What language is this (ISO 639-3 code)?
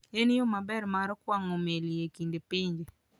luo